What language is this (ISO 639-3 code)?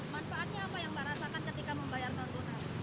ind